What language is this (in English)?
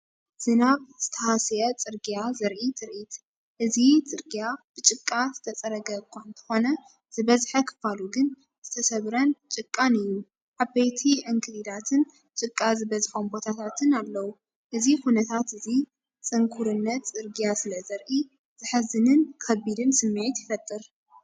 Tigrinya